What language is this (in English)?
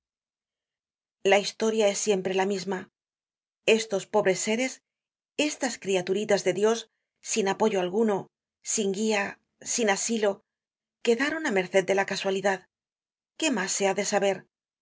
Spanish